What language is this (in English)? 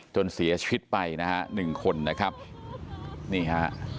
Thai